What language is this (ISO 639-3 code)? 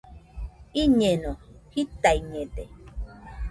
hux